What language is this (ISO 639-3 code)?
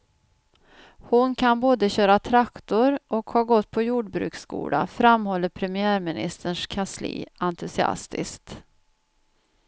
swe